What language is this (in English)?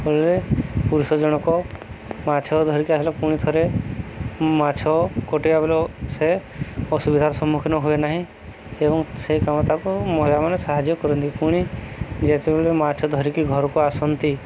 Odia